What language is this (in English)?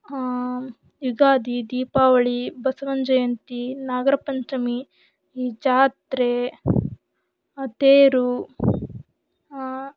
Kannada